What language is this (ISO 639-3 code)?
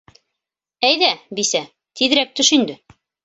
bak